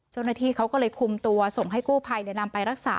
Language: Thai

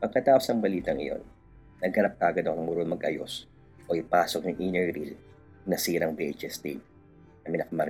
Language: Filipino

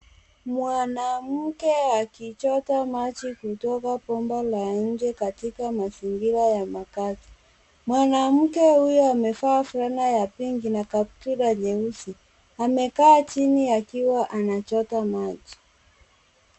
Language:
Swahili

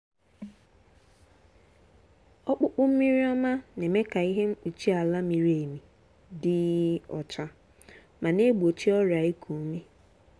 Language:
Igbo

